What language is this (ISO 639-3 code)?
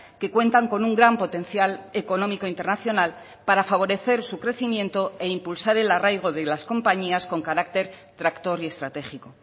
spa